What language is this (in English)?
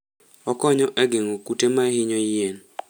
Luo (Kenya and Tanzania)